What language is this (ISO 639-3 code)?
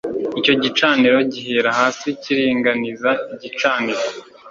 kin